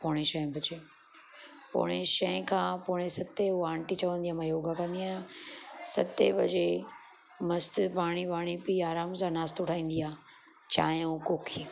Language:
Sindhi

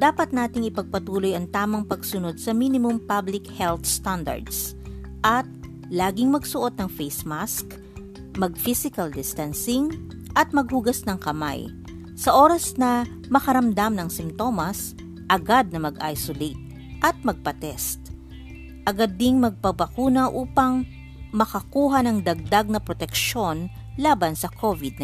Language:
Filipino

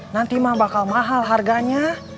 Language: Indonesian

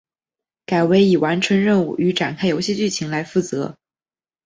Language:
Chinese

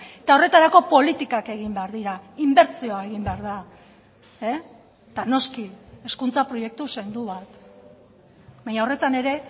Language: Basque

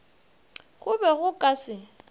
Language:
Northern Sotho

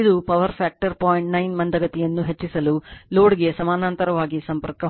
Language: Kannada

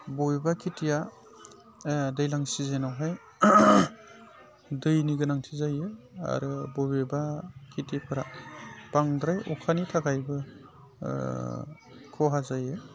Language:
Bodo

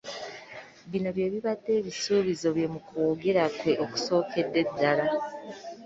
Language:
Ganda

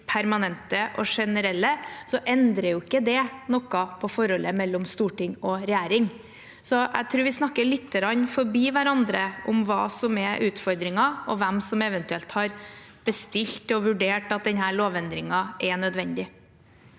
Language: Norwegian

